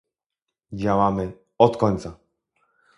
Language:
Polish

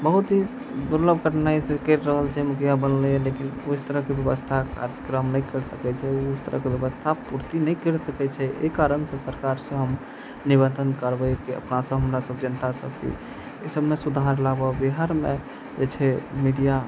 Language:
Maithili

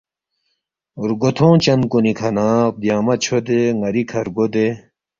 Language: Balti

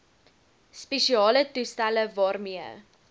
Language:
Afrikaans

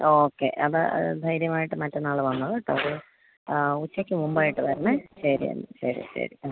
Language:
Malayalam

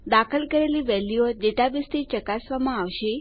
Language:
Gujarati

